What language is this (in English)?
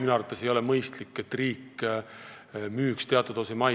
Estonian